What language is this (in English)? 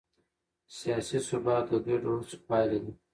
Pashto